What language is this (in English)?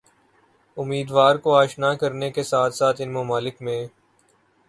Urdu